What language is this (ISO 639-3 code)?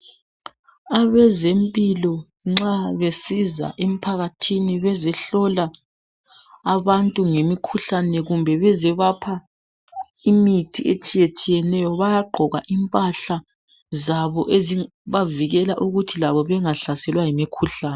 nde